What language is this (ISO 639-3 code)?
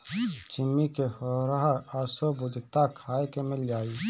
bho